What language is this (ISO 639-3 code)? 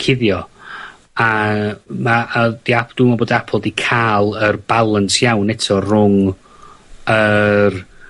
cym